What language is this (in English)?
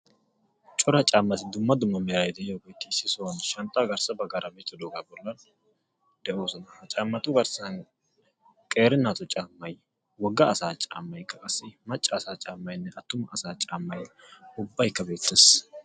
Wolaytta